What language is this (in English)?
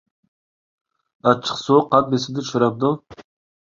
Uyghur